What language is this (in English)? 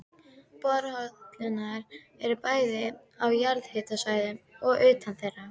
Icelandic